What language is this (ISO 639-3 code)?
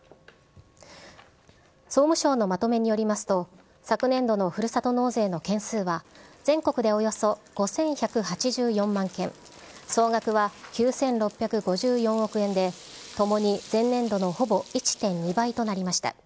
jpn